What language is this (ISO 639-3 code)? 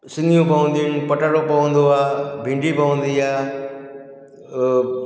snd